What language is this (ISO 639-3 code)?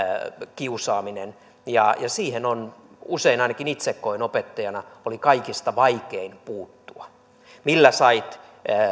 fin